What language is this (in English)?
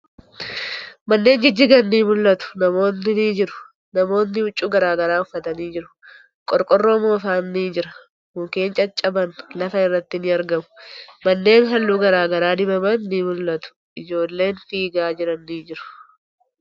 Oromo